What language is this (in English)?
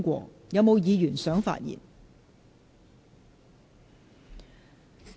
Cantonese